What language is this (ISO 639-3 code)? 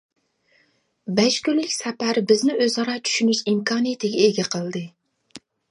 uig